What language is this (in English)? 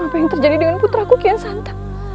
Indonesian